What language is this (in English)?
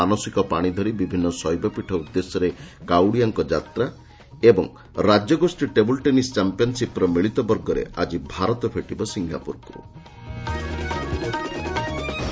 Odia